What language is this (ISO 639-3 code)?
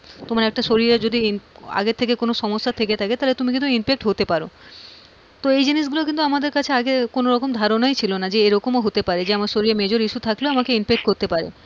ben